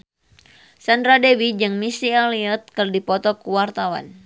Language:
Sundanese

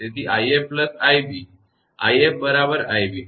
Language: Gujarati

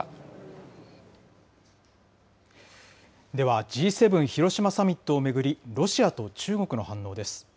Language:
Japanese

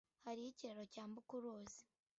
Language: Kinyarwanda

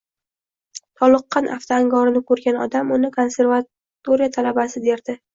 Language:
Uzbek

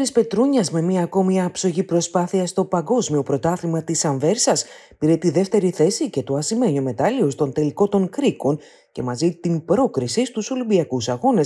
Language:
Greek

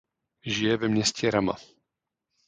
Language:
Czech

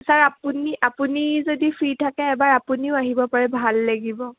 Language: Assamese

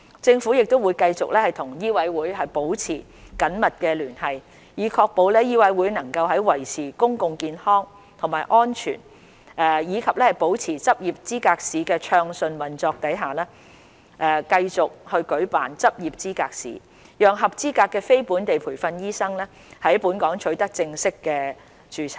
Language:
Cantonese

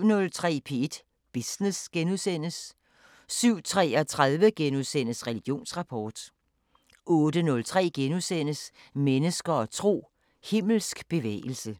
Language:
Danish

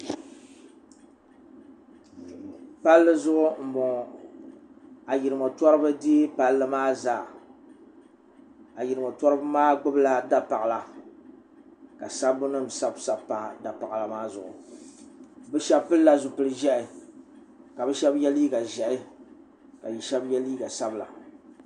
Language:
Dagbani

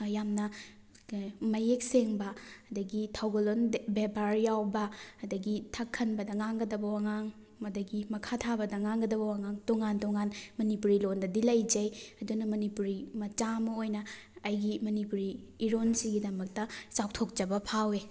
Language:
Manipuri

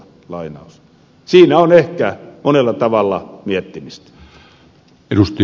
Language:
Finnish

